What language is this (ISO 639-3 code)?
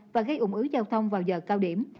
vie